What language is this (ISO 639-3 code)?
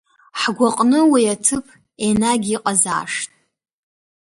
abk